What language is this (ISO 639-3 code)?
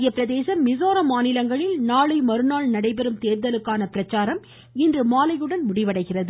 tam